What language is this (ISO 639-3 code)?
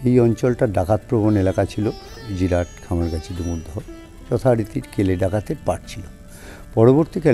pol